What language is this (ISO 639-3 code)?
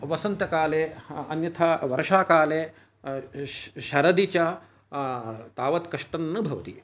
san